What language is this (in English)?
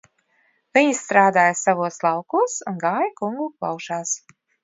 Latvian